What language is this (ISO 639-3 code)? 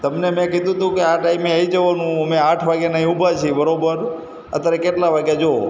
guj